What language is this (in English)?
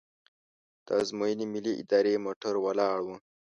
Pashto